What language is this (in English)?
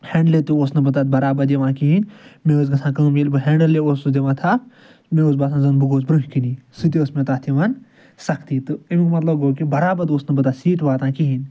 Kashmiri